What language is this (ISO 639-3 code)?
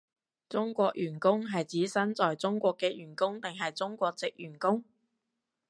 yue